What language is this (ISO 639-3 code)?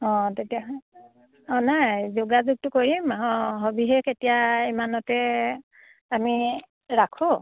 asm